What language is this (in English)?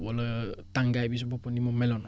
Wolof